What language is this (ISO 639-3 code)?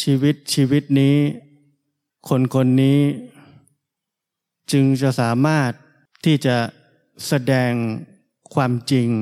tha